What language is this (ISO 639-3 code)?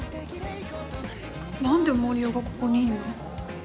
jpn